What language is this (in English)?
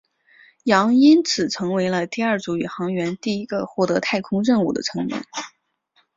Chinese